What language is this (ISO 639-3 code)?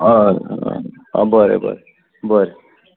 kok